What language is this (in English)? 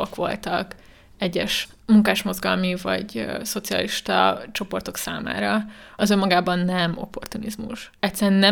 Hungarian